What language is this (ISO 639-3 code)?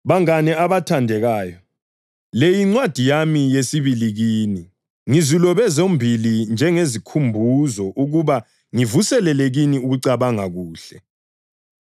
nde